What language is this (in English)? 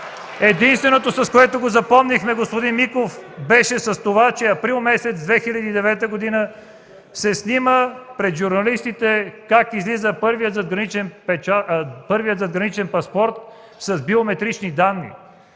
Bulgarian